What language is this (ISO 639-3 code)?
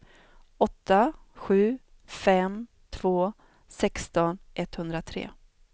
swe